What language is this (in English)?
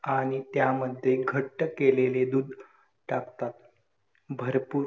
Marathi